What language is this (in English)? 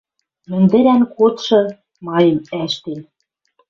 Western Mari